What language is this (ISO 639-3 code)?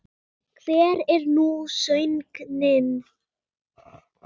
isl